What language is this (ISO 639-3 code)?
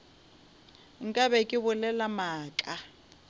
nso